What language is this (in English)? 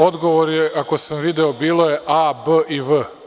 Serbian